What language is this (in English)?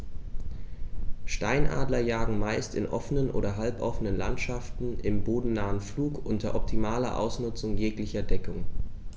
German